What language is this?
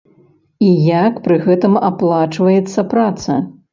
Belarusian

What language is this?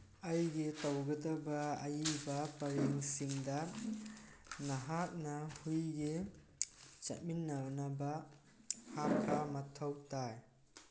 Manipuri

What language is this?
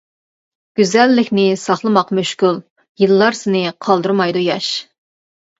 Uyghur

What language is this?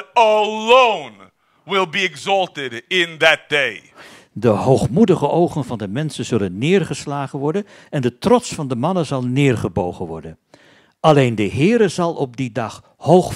Dutch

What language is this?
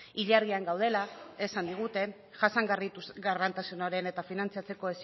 Basque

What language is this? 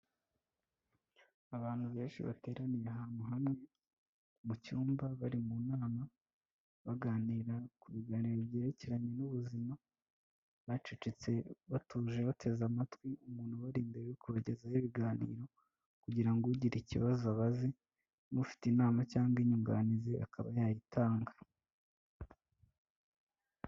Kinyarwanda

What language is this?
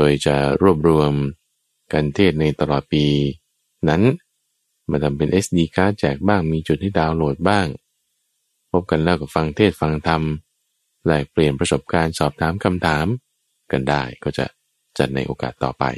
Thai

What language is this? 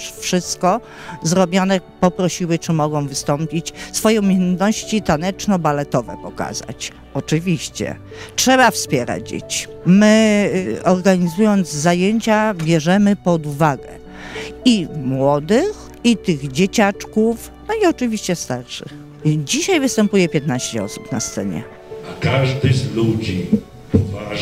Polish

